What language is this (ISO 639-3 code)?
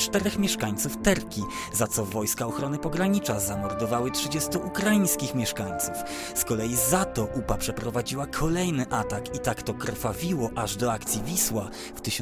pol